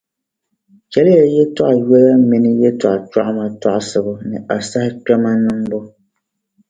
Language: Dagbani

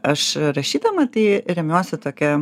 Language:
Lithuanian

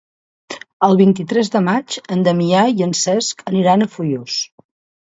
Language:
Catalan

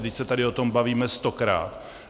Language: Czech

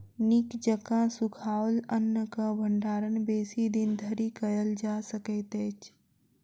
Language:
Maithili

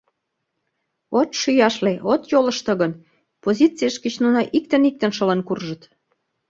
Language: Mari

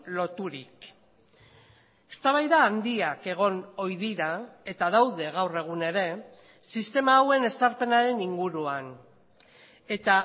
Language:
Basque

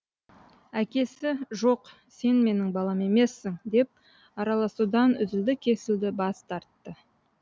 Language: Kazakh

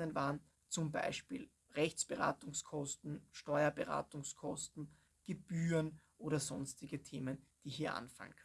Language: German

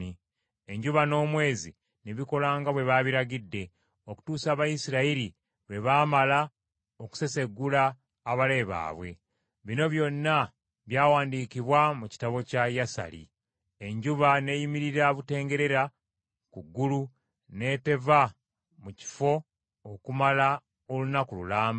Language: Ganda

